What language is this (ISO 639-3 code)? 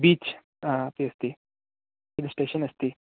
san